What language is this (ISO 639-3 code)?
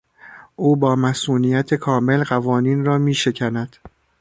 fas